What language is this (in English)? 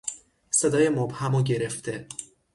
Persian